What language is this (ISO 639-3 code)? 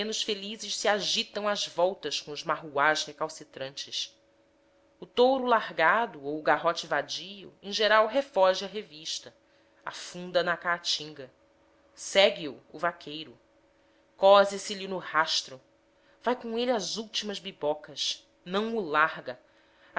por